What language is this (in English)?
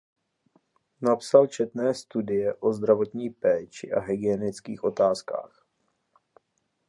Czech